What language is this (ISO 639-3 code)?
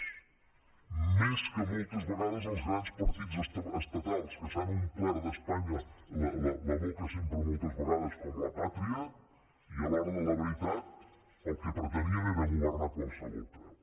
cat